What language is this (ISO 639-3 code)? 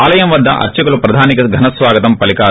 tel